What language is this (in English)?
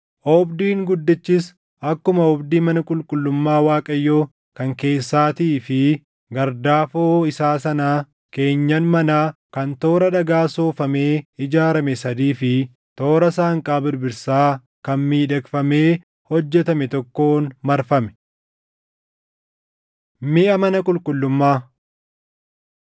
Oromo